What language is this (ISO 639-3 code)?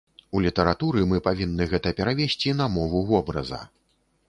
bel